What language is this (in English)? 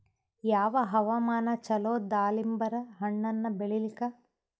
Kannada